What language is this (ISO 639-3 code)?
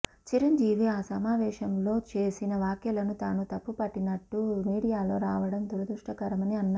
tel